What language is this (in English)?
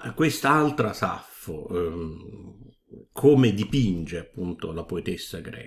Italian